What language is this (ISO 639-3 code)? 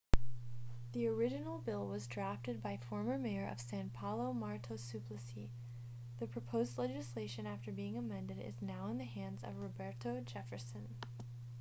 eng